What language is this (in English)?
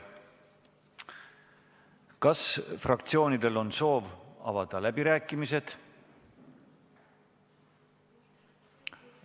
Estonian